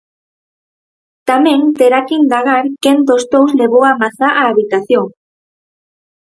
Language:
Galician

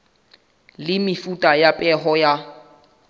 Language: Southern Sotho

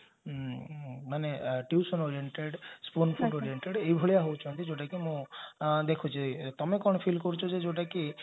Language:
Odia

